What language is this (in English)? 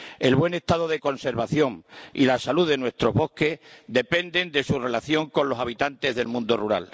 Spanish